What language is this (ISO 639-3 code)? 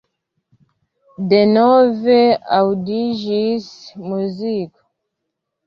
epo